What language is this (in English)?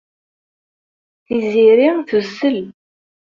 Kabyle